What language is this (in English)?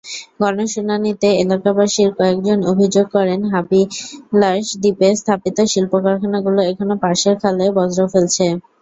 Bangla